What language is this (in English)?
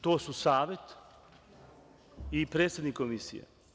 Serbian